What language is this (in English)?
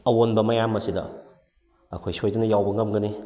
Manipuri